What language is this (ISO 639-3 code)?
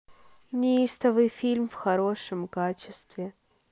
rus